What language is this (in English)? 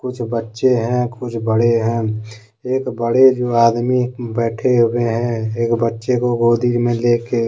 Hindi